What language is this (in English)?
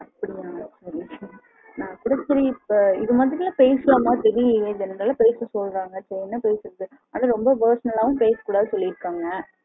Tamil